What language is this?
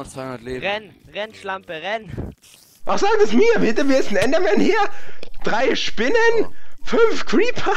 German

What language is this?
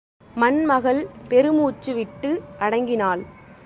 Tamil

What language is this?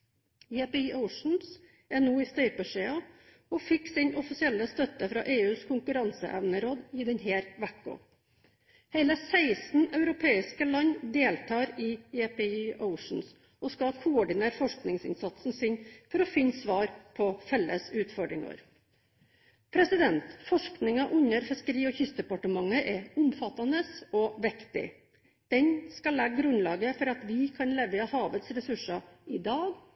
Norwegian Bokmål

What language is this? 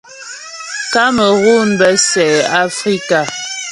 Ghomala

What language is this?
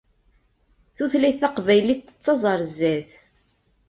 Kabyle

